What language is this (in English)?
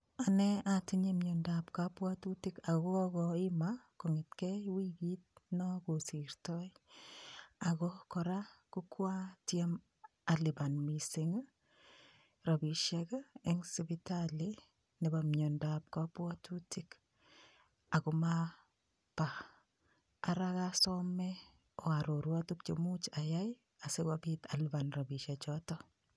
Kalenjin